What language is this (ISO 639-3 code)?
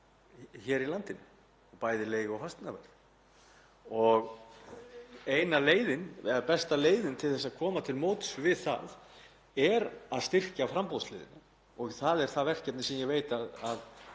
isl